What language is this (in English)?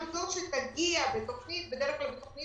Hebrew